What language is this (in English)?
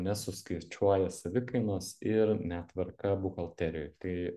Lithuanian